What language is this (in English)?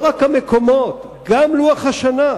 Hebrew